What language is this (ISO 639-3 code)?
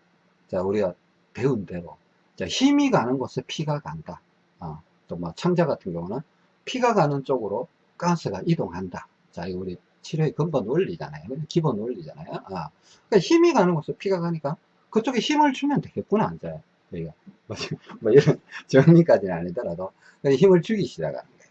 kor